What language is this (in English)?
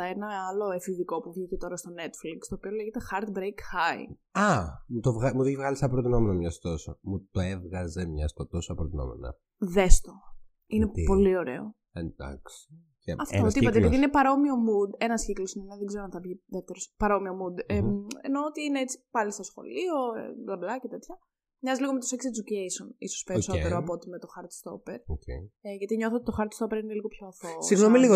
Greek